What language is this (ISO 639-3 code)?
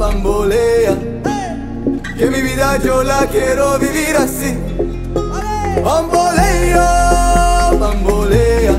ara